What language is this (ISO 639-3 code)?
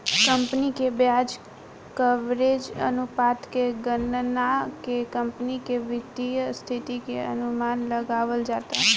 bho